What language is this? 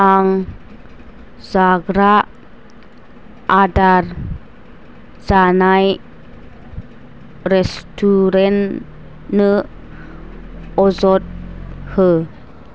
Bodo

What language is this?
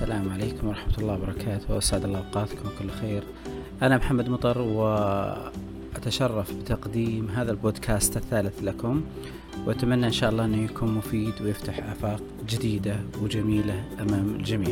Arabic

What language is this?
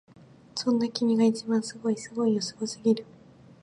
Japanese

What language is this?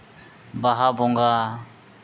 Santali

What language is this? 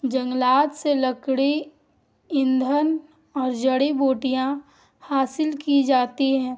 Urdu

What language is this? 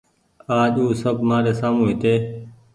Goaria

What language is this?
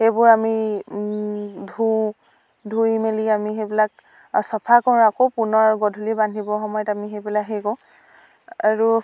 Assamese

